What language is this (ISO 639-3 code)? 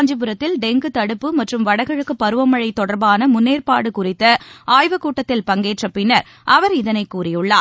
tam